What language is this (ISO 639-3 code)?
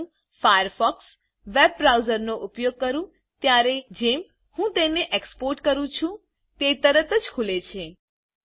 guj